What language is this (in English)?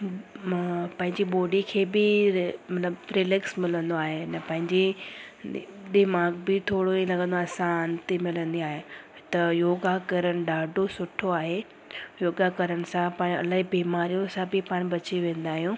Sindhi